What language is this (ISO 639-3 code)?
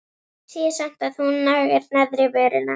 isl